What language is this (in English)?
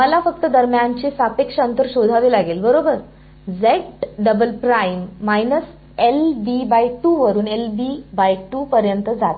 Marathi